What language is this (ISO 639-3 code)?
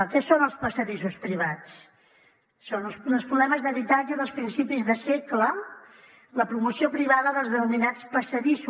cat